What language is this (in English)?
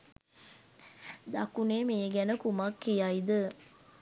Sinhala